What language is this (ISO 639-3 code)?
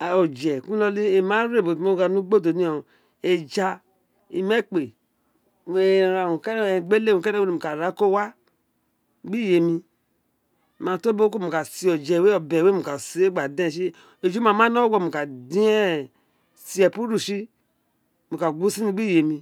its